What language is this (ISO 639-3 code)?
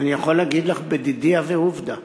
heb